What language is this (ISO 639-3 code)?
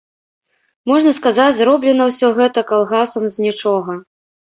bel